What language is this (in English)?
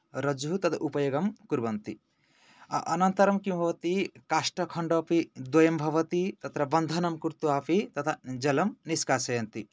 Sanskrit